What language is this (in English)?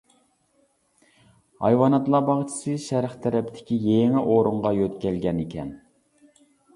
Uyghur